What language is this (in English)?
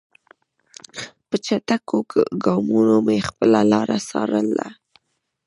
Pashto